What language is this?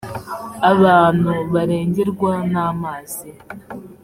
Kinyarwanda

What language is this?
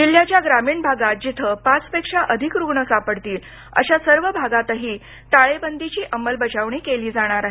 Marathi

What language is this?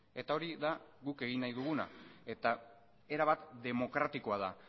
Basque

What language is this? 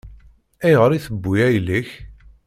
Kabyle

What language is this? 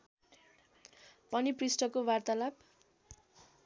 Nepali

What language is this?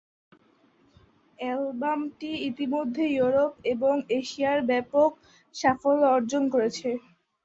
Bangla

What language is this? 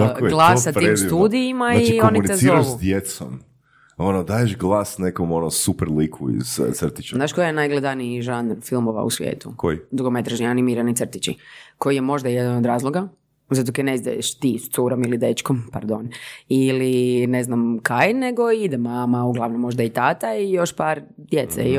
Croatian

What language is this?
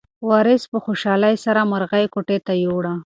Pashto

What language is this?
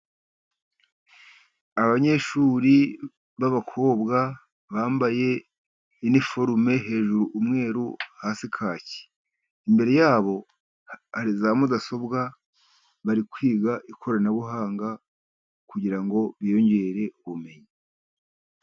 Kinyarwanda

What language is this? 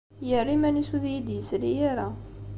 Kabyle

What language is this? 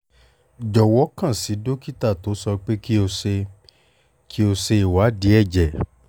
Yoruba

